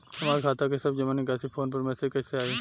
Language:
Bhojpuri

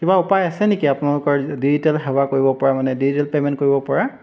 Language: Assamese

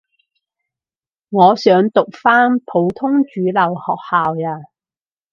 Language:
Cantonese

